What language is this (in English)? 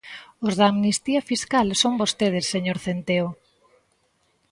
Galician